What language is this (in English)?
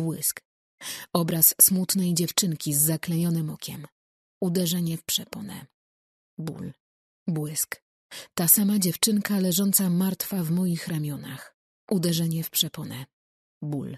Polish